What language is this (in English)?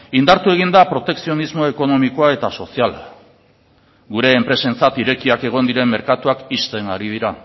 Basque